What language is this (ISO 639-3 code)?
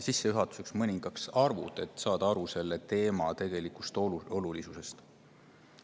est